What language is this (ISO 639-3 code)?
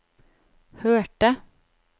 nor